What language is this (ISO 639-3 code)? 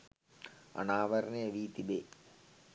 sin